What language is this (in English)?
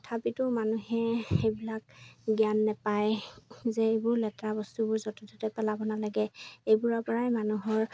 Assamese